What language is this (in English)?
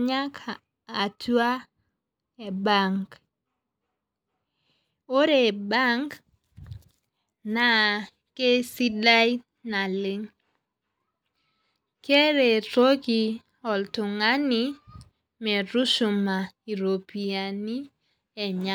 Masai